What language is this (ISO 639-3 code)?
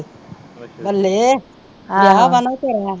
pan